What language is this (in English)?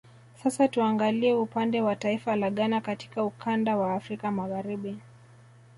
Swahili